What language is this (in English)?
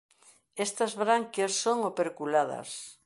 Galician